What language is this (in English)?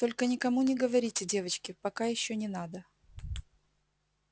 Russian